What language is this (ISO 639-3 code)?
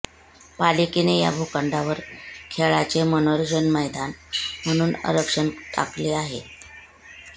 mar